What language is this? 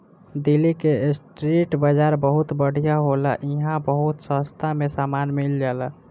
Bhojpuri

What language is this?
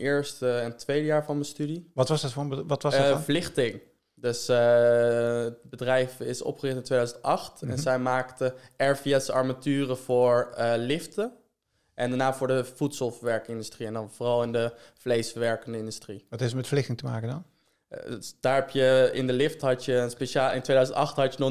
Dutch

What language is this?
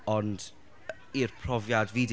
Welsh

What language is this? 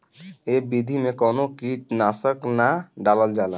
Bhojpuri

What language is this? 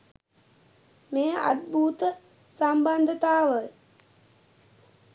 Sinhala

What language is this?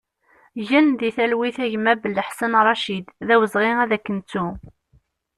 Kabyle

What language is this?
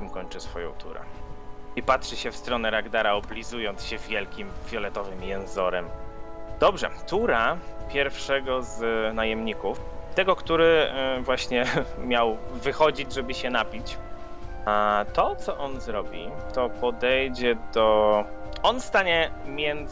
Polish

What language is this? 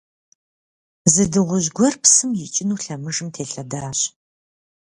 Kabardian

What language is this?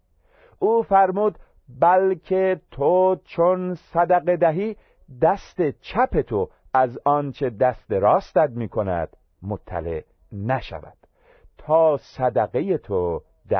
Persian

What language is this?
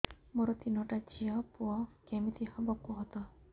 Odia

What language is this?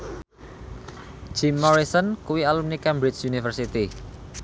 Javanese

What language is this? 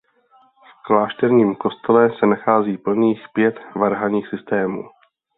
Czech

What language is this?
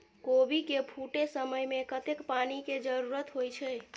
Maithili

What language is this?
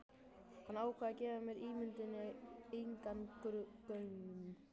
Icelandic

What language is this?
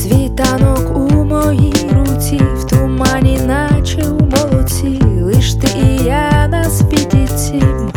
Ukrainian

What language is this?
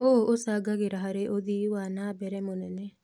Kikuyu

